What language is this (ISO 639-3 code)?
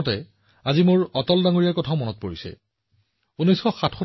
asm